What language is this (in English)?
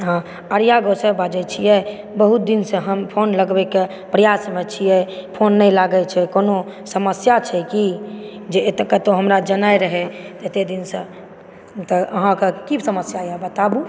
Maithili